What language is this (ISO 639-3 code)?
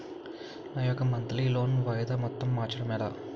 tel